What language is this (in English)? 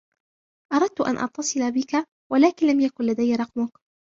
Arabic